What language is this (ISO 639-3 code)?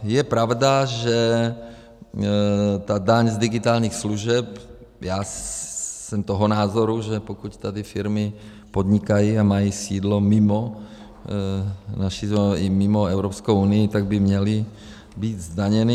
ces